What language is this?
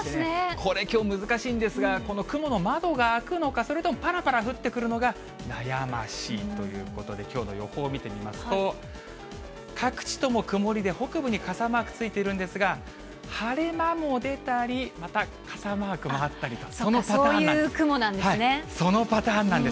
Japanese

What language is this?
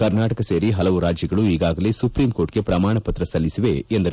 Kannada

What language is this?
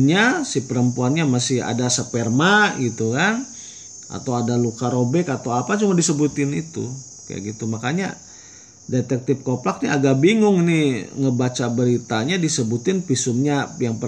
Indonesian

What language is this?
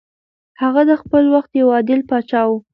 Pashto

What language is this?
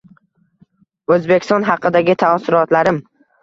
Uzbek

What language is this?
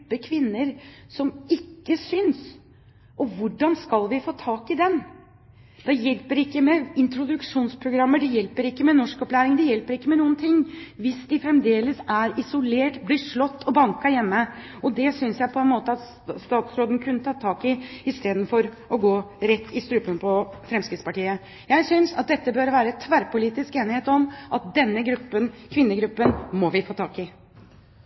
Norwegian Bokmål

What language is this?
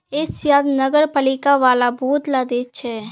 Magahi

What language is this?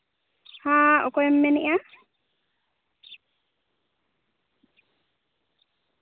Santali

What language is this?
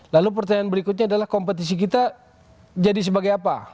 Indonesian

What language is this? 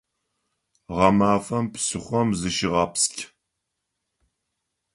Adyghe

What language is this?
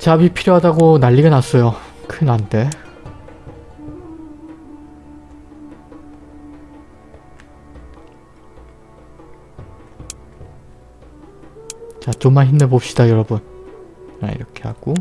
Korean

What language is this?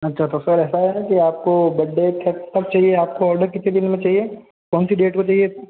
Hindi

